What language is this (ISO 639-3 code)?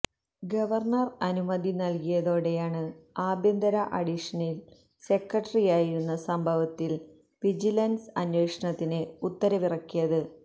mal